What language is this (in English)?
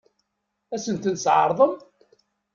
Kabyle